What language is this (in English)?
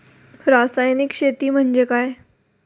Marathi